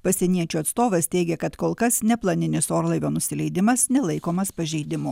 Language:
Lithuanian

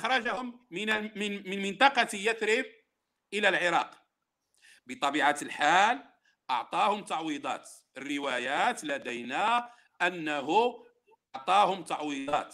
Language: Arabic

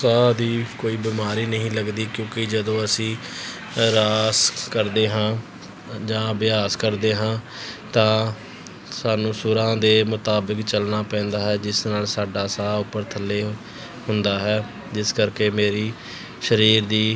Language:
Punjabi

